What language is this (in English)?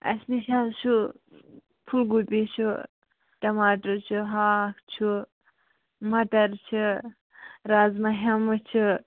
Kashmiri